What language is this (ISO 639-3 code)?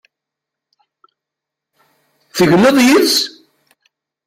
kab